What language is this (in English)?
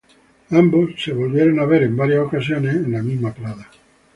Spanish